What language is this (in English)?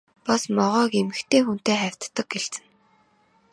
Mongolian